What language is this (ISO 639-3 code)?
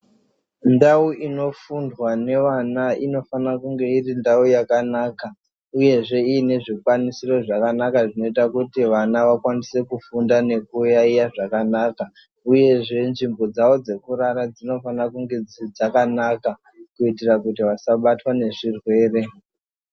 ndc